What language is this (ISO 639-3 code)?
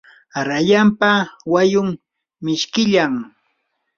qur